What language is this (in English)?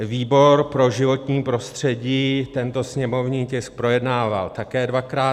Czech